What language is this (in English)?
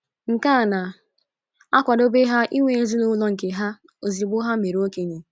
Igbo